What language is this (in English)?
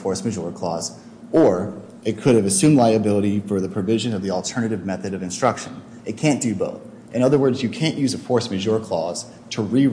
English